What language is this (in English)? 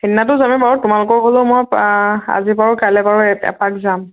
Assamese